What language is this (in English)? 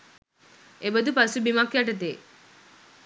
Sinhala